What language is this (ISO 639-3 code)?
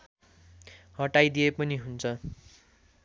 nep